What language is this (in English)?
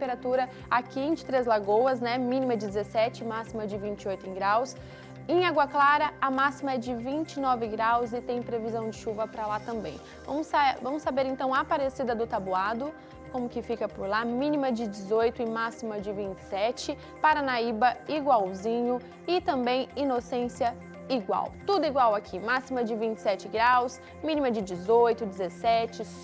Portuguese